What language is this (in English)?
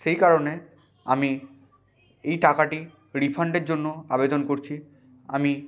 Bangla